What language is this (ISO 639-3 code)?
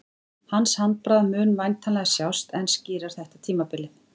isl